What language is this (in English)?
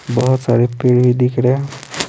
Hindi